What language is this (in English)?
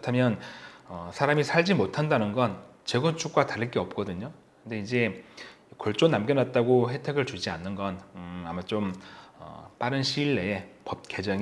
Korean